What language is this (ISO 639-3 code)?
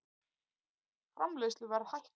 isl